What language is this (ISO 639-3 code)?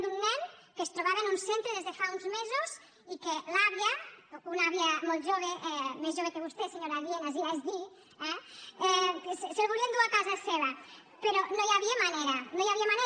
cat